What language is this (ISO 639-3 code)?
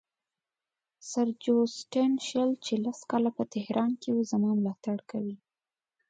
pus